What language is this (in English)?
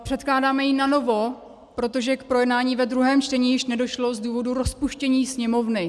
Czech